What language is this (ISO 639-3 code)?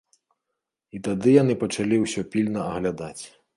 bel